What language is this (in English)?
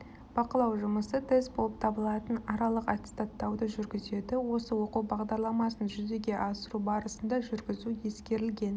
Kazakh